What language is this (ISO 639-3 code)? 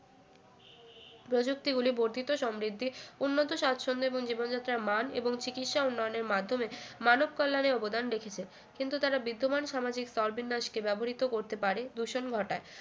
ben